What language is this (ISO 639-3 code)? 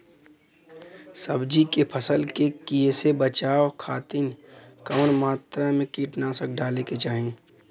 bho